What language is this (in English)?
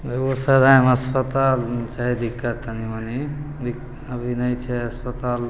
Maithili